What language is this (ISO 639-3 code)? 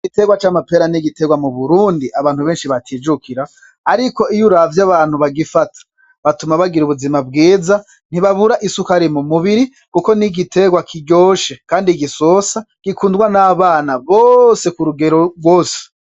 run